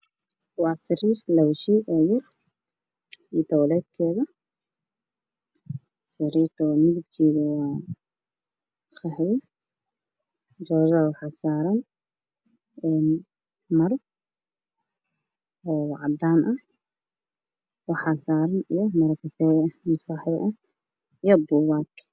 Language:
Somali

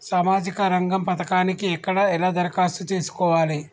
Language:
Telugu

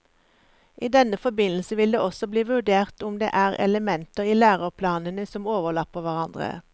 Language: Norwegian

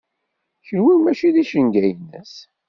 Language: Kabyle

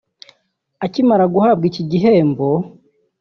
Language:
Kinyarwanda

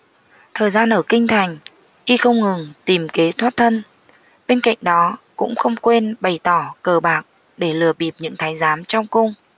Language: Vietnamese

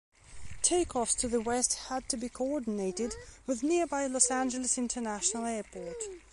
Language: English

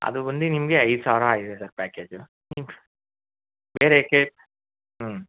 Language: Kannada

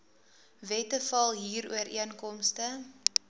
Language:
Afrikaans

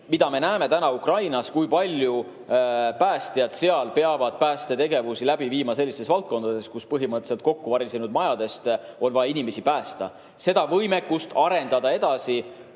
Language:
Estonian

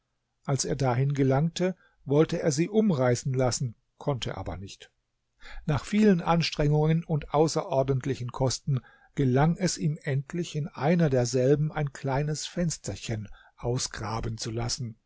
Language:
German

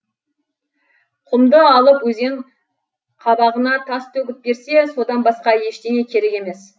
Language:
Kazakh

